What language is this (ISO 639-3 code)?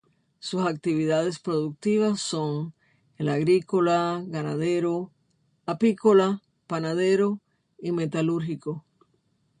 spa